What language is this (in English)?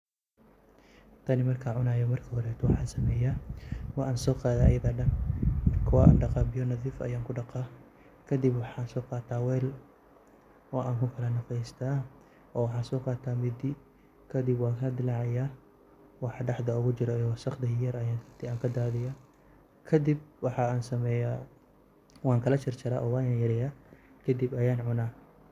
Somali